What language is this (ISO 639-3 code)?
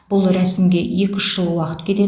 kaz